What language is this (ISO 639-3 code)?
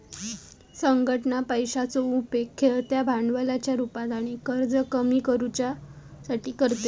mar